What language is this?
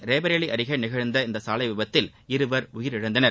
Tamil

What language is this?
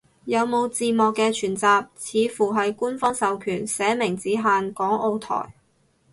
Cantonese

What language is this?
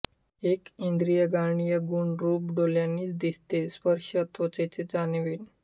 Marathi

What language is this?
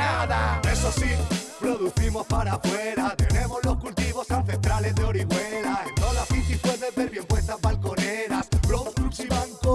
Spanish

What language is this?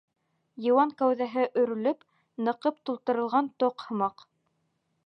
Bashkir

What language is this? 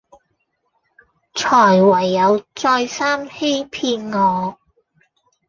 Cantonese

